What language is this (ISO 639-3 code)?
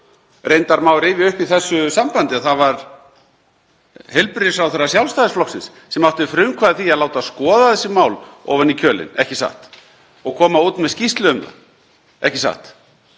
isl